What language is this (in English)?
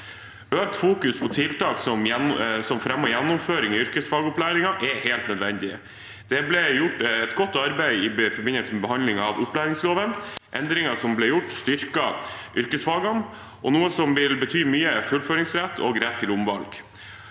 Norwegian